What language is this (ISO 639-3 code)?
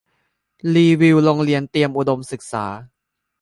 tha